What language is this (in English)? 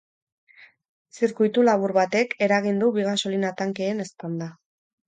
Basque